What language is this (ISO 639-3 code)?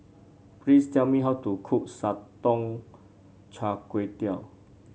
eng